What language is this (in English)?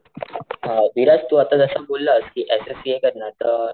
Marathi